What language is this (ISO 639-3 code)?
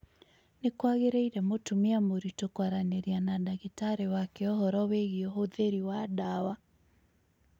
kik